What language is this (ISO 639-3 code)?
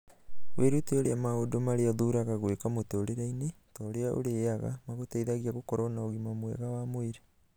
kik